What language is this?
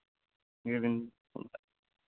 Santali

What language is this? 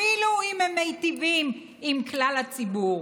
Hebrew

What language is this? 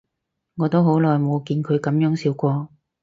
Cantonese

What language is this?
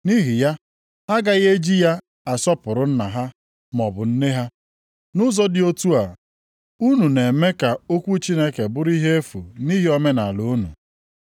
Igbo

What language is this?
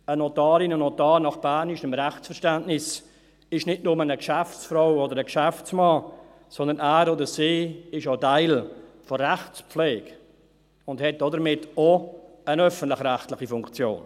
Swiss German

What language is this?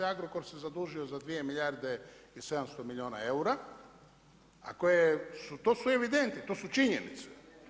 Croatian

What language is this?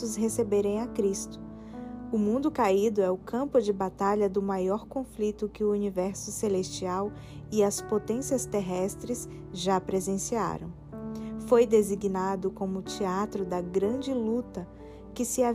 Portuguese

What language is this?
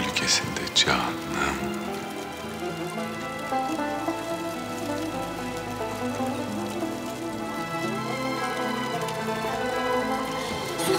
Turkish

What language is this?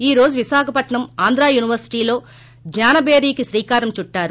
Telugu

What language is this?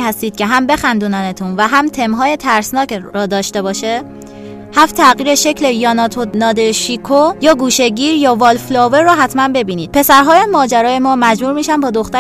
Persian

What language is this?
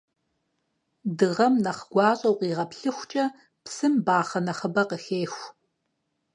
Kabardian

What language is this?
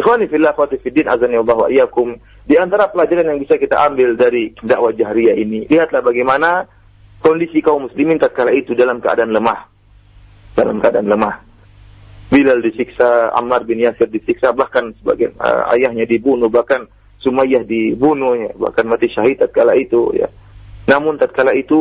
Malay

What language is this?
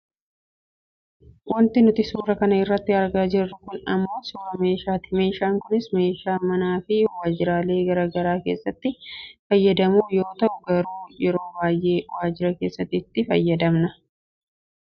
Oromo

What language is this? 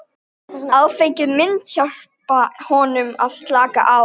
Icelandic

